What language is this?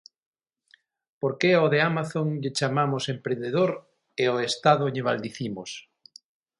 Galician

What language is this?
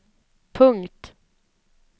Swedish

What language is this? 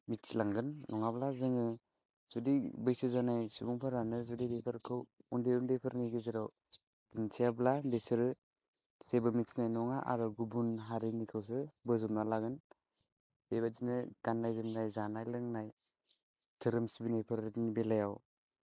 Bodo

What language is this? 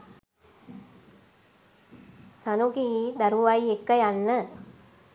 Sinhala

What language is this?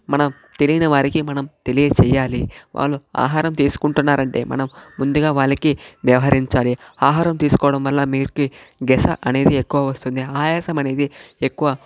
Telugu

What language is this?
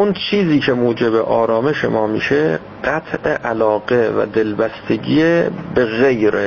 Persian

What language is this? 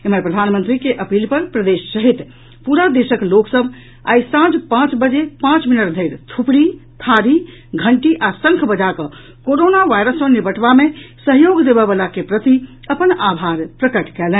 Maithili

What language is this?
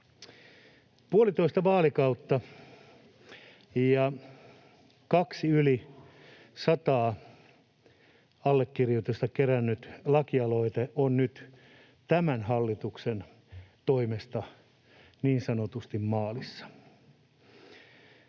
Finnish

